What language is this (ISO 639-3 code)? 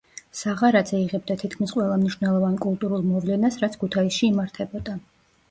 kat